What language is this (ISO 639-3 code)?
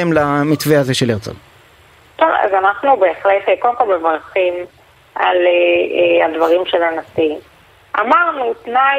heb